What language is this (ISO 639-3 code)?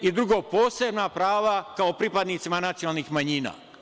srp